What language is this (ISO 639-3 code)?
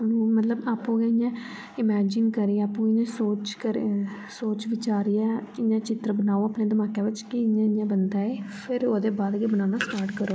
doi